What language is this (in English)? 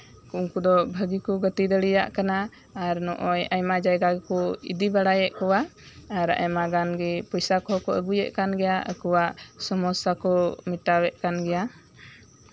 Santali